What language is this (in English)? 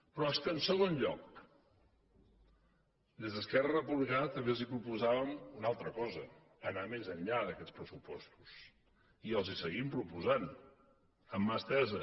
Catalan